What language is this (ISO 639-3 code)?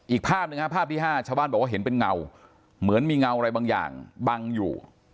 tha